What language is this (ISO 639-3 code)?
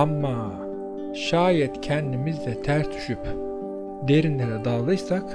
tur